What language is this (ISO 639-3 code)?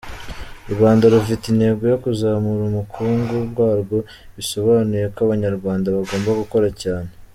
kin